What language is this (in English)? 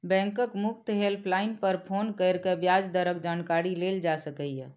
Maithili